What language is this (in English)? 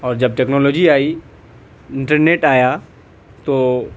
Urdu